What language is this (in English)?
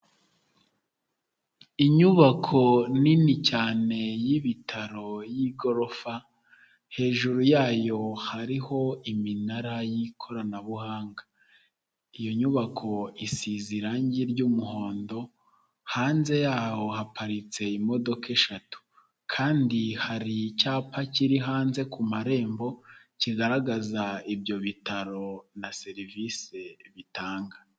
Kinyarwanda